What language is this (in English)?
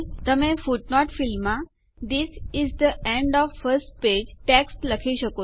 Gujarati